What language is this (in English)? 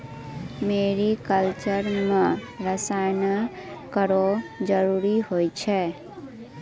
Maithili